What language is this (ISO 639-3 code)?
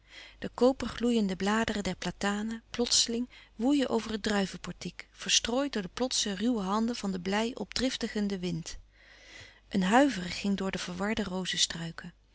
nld